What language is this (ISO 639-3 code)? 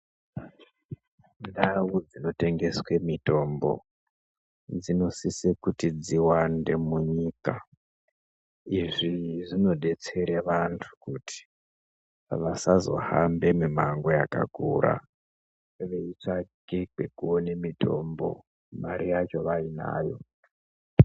ndc